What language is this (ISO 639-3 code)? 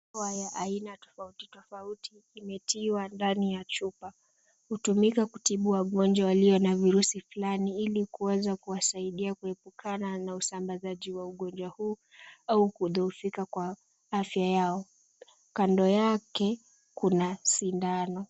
swa